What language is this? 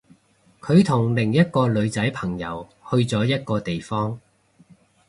Cantonese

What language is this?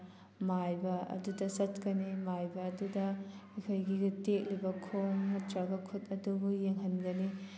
Manipuri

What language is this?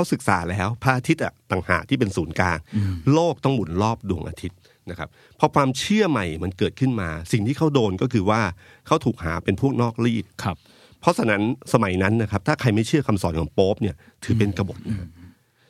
Thai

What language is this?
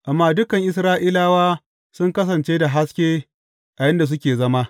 Hausa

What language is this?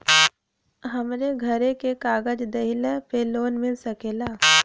Bhojpuri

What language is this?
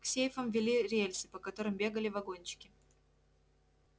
Russian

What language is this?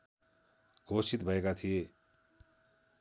Nepali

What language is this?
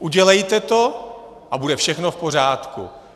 Czech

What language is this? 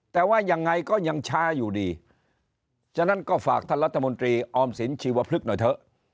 Thai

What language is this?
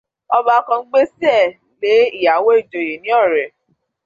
Yoruba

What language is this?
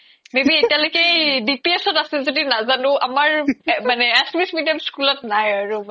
Assamese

